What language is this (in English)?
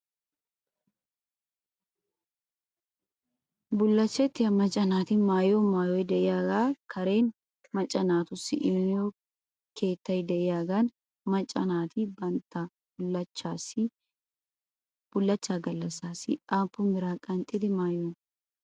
Wolaytta